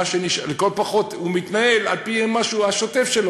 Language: Hebrew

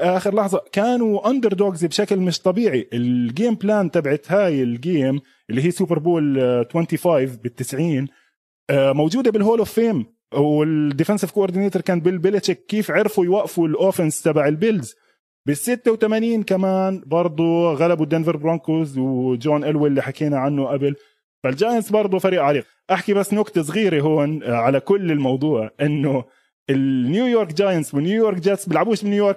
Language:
Arabic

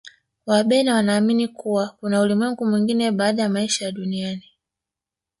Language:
Swahili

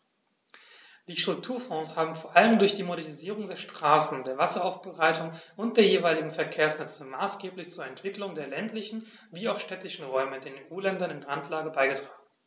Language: German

